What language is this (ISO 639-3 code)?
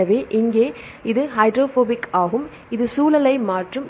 tam